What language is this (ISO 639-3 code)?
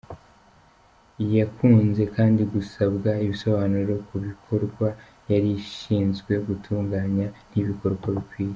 kin